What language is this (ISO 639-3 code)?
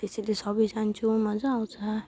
nep